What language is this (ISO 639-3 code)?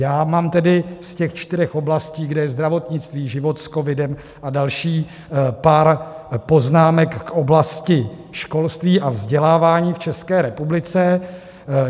ces